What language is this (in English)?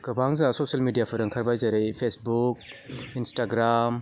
Bodo